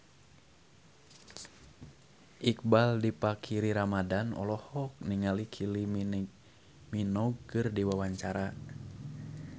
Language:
Sundanese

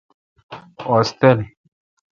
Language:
Kalkoti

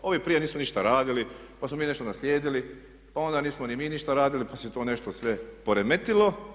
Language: Croatian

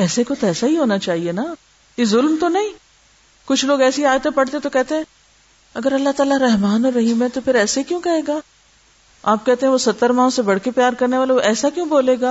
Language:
Urdu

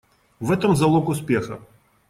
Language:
Russian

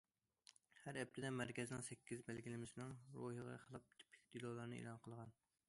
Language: Uyghur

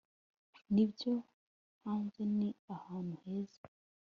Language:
Kinyarwanda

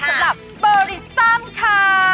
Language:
Thai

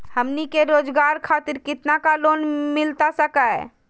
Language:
Magahi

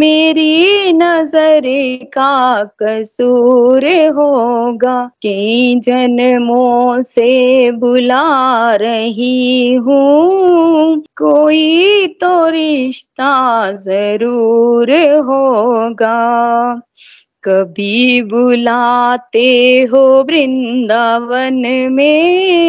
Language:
Hindi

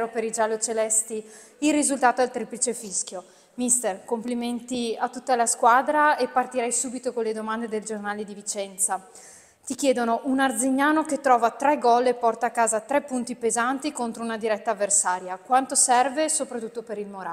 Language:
Italian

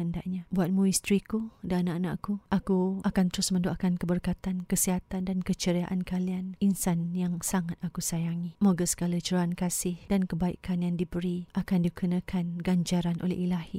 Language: Malay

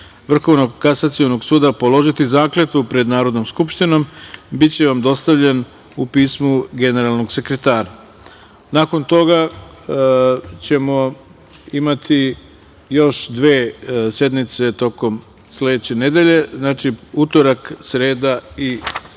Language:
Serbian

